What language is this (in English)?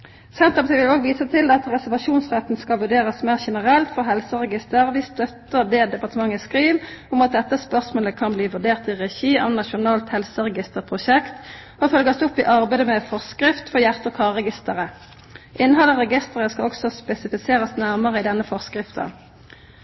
Norwegian Nynorsk